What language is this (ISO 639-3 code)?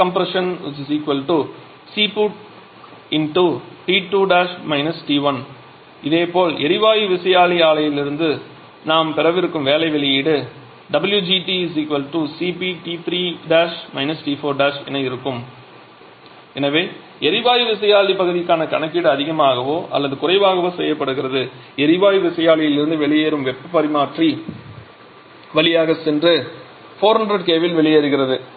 tam